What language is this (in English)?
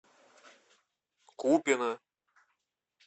Russian